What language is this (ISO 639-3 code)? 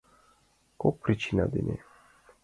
chm